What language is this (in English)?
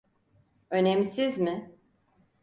Turkish